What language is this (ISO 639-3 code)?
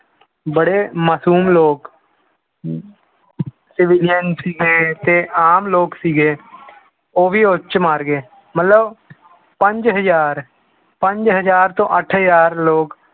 pan